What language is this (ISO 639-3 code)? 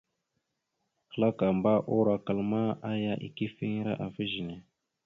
mxu